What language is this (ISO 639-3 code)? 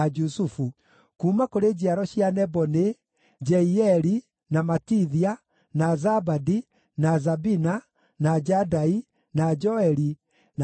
kik